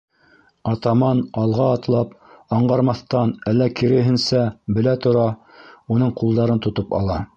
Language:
Bashkir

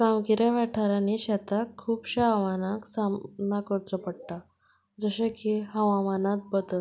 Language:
Konkani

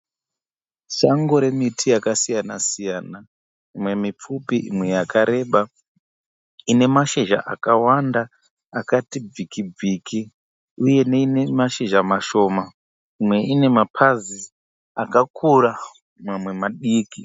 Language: Shona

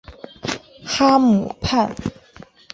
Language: Chinese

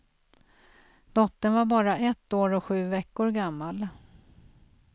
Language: Swedish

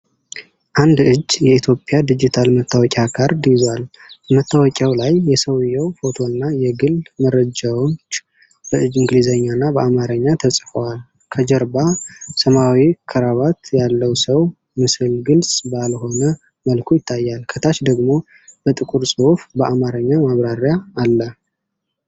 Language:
Amharic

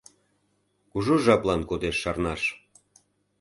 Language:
Mari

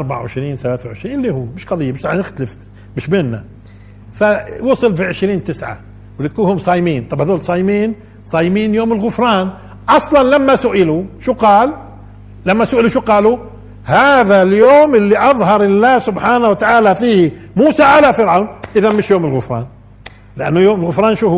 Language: Arabic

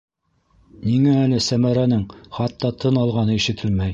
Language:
Bashkir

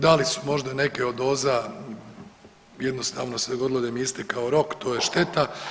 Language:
Croatian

